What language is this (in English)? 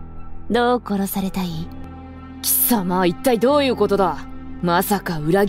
Japanese